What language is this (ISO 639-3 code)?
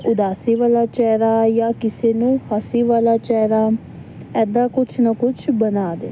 pan